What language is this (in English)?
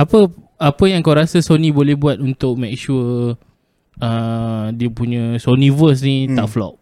Malay